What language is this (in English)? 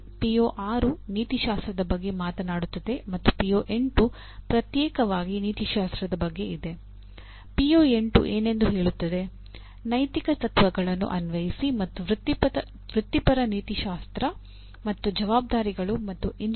Kannada